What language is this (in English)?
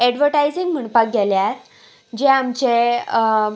Konkani